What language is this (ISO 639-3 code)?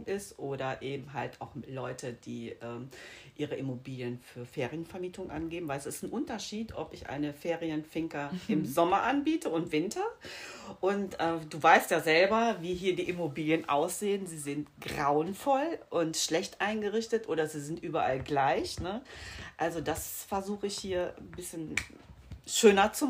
deu